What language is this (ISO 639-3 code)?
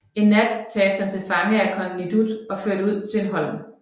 dan